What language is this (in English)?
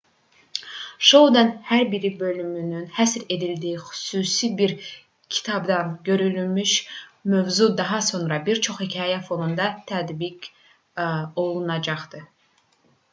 Azerbaijani